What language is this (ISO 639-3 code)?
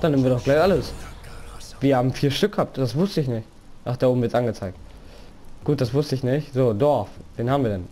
deu